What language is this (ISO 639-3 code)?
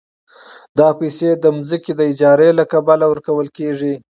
pus